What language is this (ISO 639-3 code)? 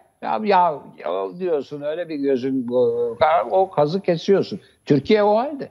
tur